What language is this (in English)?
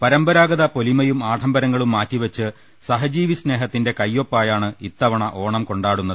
Malayalam